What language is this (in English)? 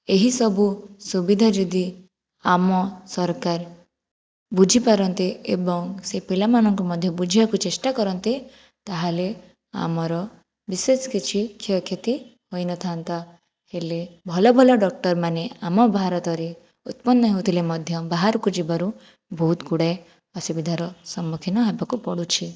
Odia